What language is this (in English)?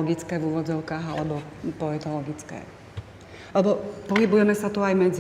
Slovak